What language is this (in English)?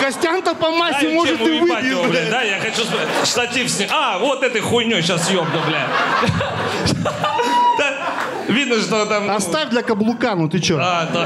Russian